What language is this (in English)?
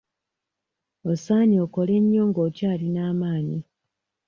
Ganda